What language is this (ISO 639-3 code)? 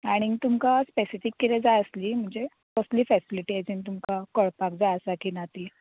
kok